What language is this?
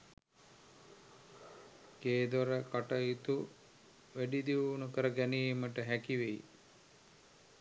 Sinhala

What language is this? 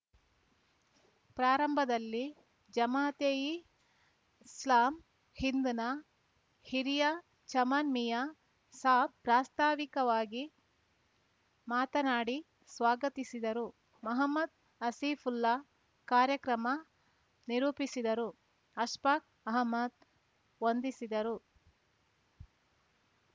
Kannada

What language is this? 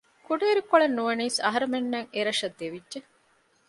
Divehi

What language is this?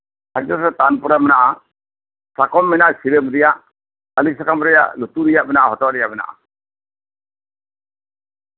Santali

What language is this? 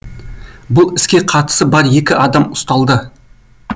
Kazakh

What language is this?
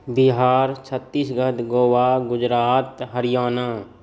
Maithili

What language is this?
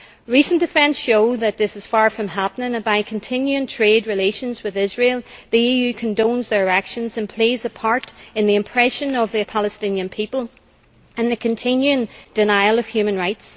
English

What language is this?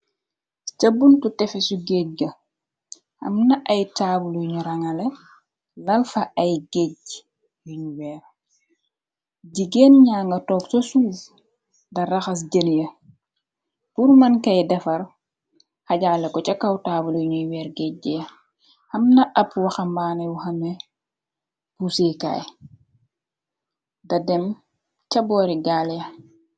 Wolof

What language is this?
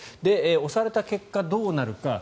Japanese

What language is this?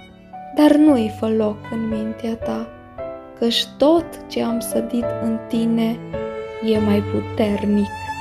Romanian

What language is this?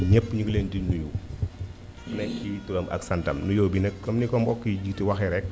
Wolof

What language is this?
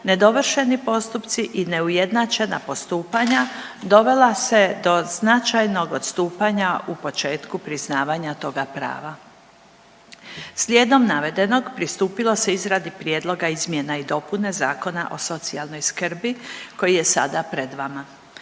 Croatian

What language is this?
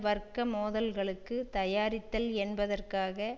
Tamil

